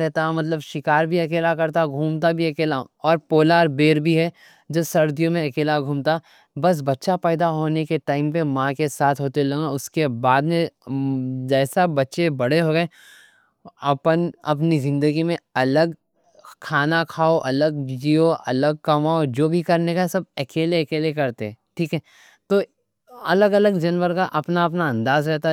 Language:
Deccan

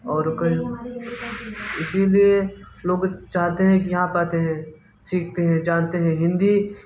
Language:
Hindi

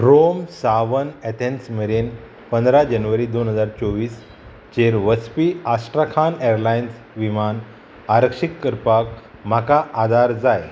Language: Konkani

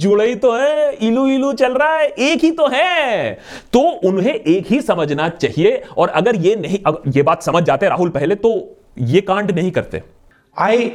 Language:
Hindi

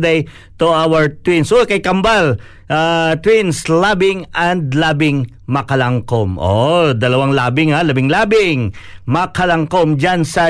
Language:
Filipino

